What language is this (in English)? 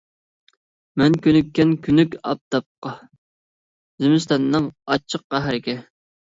Uyghur